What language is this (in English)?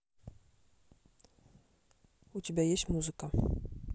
Russian